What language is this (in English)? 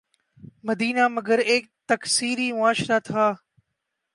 Urdu